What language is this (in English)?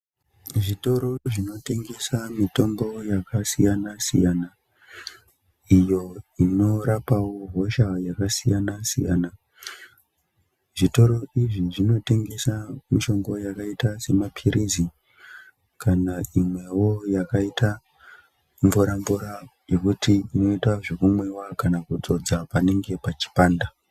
Ndau